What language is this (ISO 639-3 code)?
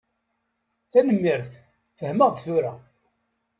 kab